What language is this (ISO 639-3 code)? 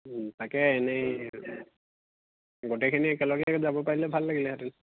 asm